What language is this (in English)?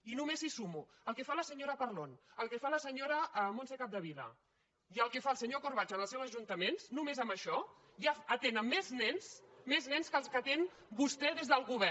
Catalan